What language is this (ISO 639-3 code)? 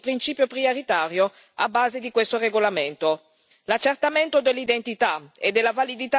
ita